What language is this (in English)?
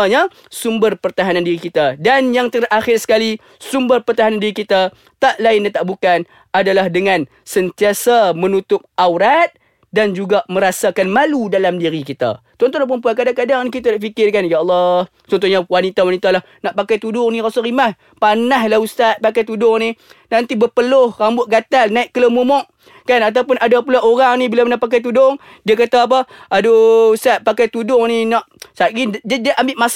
Malay